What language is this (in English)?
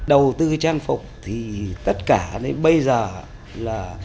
Vietnamese